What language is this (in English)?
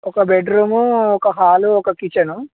Telugu